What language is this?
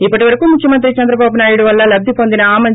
Telugu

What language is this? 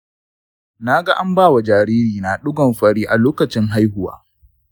Hausa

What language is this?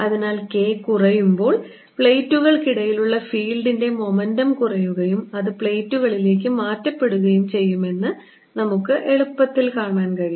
Malayalam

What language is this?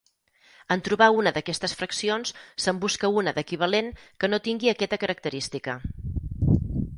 Catalan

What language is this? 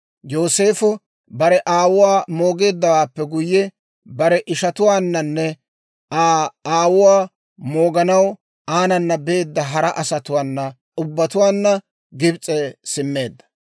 Dawro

